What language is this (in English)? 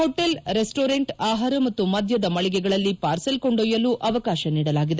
Kannada